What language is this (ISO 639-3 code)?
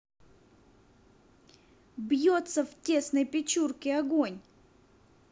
rus